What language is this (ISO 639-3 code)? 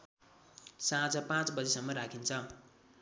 nep